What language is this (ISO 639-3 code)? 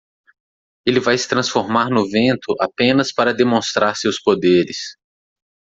por